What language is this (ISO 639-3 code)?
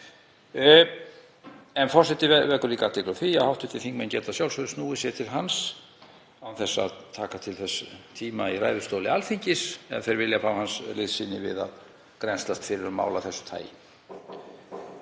isl